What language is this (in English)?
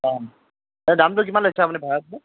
Assamese